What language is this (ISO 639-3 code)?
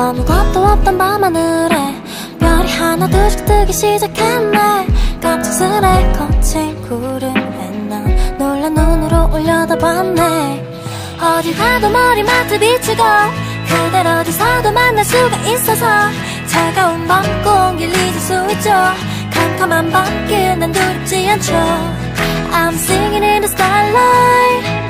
kor